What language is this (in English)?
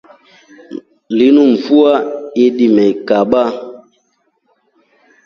Rombo